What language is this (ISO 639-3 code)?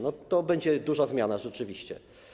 pol